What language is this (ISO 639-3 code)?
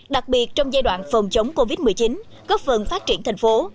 vie